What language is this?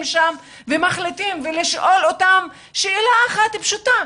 Hebrew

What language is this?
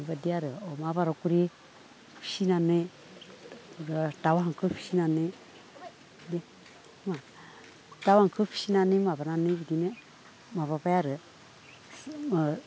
Bodo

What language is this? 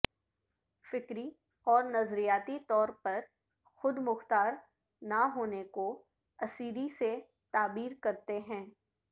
Urdu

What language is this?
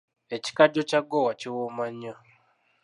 Ganda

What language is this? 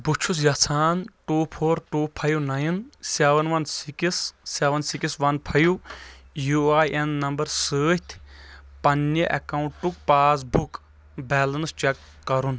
Kashmiri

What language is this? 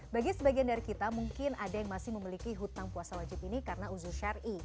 Indonesian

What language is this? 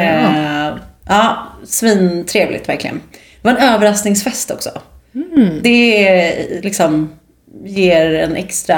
Swedish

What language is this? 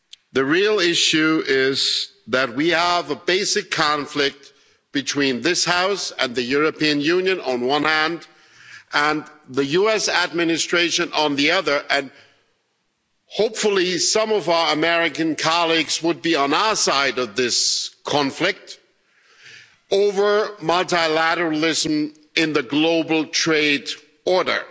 English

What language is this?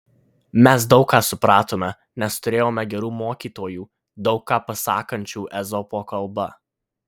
Lithuanian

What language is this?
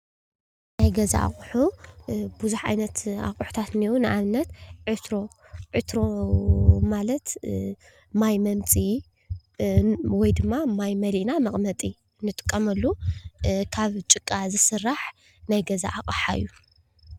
Tigrinya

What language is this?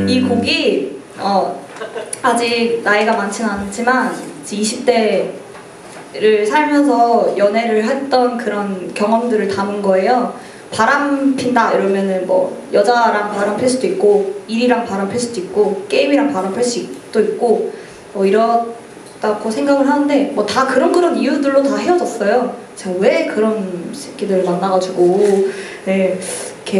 Korean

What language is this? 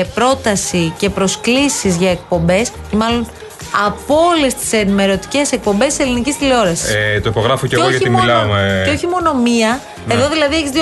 Greek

